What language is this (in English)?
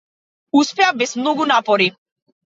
Macedonian